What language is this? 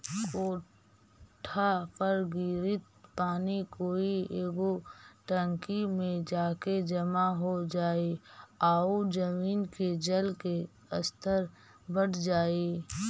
Magahi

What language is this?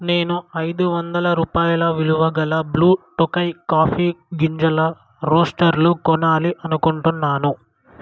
Telugu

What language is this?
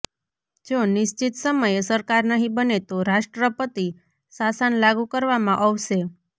Gujarati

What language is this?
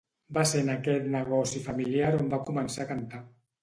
Catalan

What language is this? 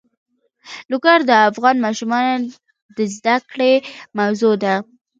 Pashto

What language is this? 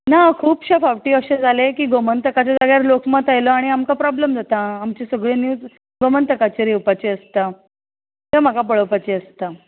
Konkani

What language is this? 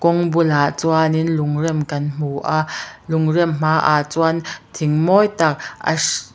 Mizo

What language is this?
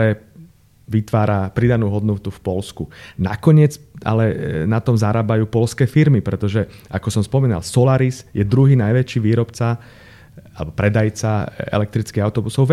Slovak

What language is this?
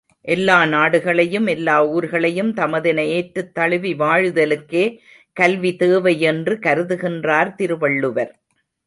Tamil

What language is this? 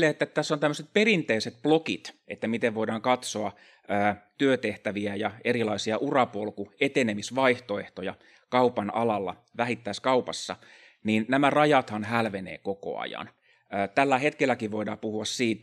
Finnish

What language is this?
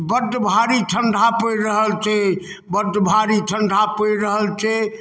Maithili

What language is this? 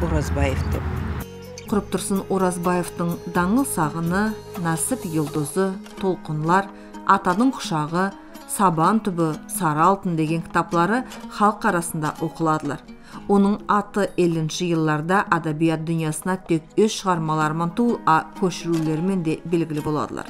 Turkish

